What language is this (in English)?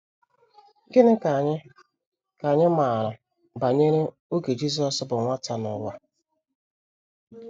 Igbo